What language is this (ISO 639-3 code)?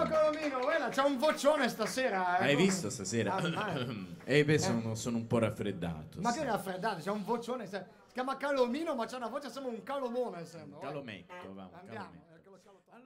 ita